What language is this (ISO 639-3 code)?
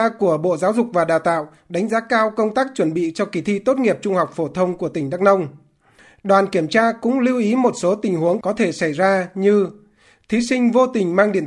vie